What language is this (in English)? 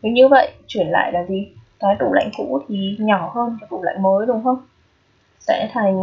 Vietnamese